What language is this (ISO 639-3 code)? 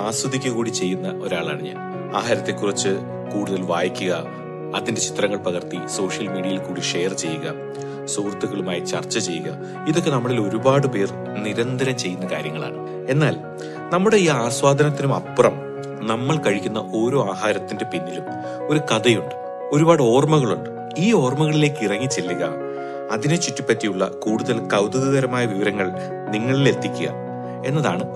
mal